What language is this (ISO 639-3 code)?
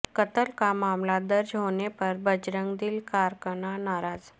urd